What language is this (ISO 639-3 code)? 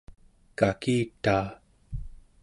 esu